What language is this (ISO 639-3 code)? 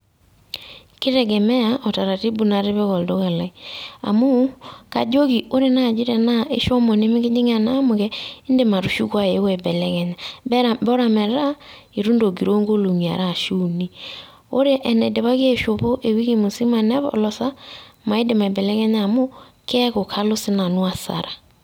mas